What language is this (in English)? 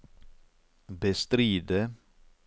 Norwegian